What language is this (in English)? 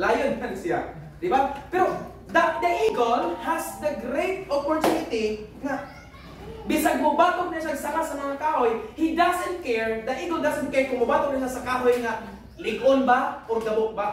Filipino